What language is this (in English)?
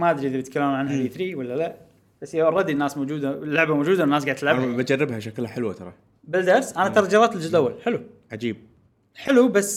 Arabic